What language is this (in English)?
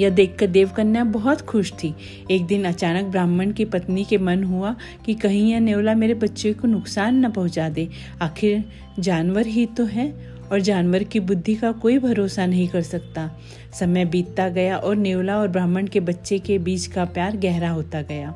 Hindi